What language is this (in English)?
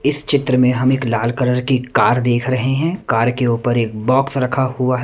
Hindi